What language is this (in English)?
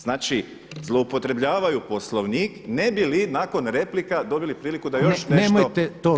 Croatian